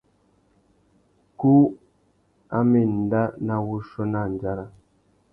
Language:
Tuki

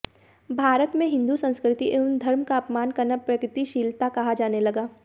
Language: Hindi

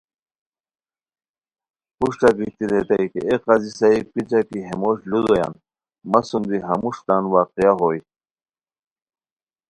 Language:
Khowar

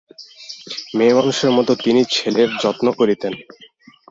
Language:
Bangla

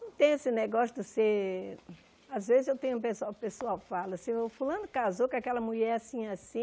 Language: Portuguese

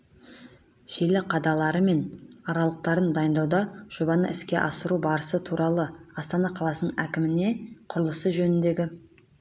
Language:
Kazakh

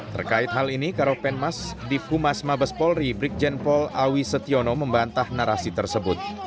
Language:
Indonesian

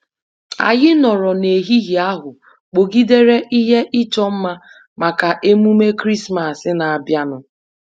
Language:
Igbo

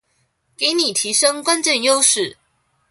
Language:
Chinese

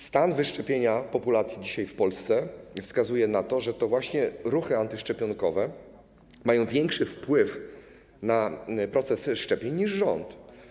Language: Polish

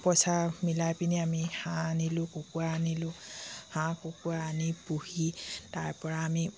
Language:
Assamese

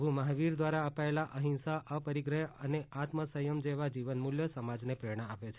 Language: Gujarati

